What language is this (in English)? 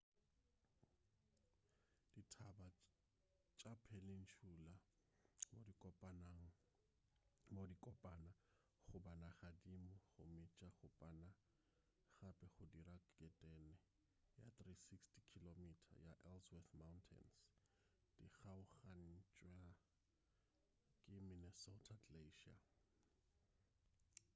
Northern Sotho